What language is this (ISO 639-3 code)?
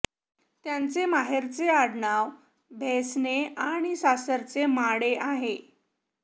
mar